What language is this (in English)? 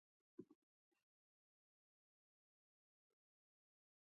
Pashto